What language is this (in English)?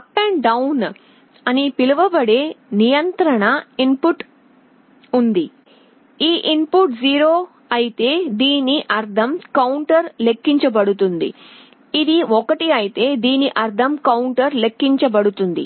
Telugu